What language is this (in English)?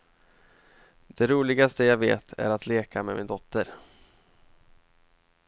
Swedish